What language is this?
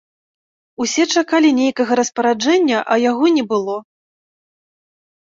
Belarusian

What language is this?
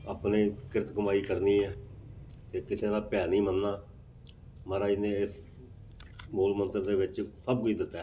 Punjabi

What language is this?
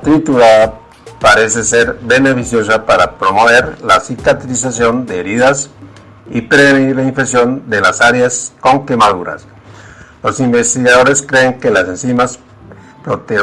Spanish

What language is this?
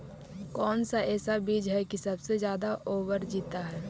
Magahi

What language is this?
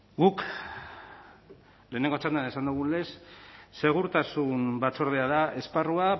Basque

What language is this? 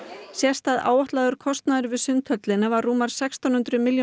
Icelandic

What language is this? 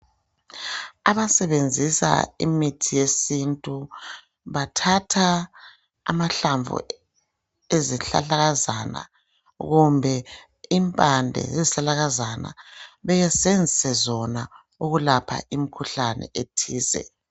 North Ndebele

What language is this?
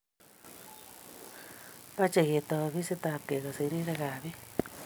Kalenjin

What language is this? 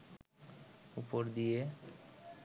Bangla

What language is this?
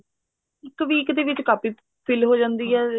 Punjabi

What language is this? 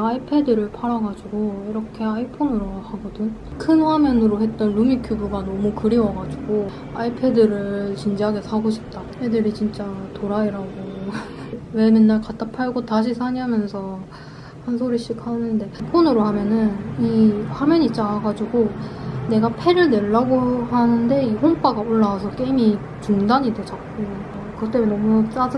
Korean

